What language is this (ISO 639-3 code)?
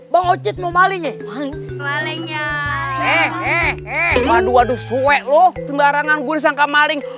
ind